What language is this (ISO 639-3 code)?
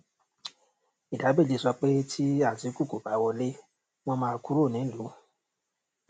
yor